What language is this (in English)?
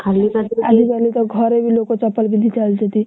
Odia